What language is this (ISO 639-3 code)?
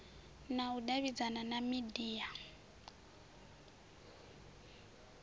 ven